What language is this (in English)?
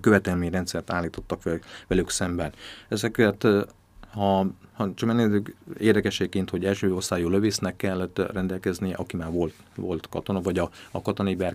Hungarian